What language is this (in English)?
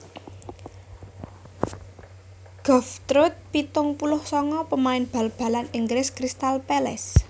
Javanese